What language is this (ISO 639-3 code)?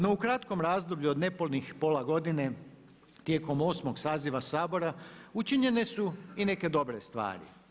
hrv